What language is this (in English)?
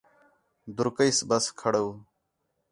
Khetrani